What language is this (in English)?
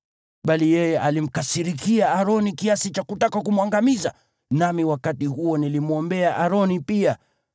Swahili